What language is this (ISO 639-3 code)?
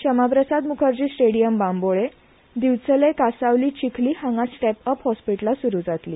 kok